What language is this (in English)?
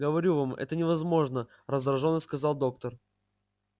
Russian